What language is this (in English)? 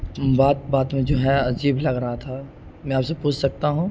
Urdu